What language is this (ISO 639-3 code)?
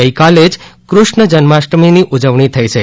guj